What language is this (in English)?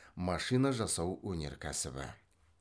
Kazakh